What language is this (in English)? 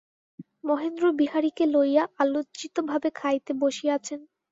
Bangla